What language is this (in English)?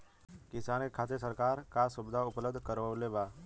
Bhojpuri